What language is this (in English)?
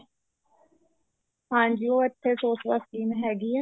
Punjabi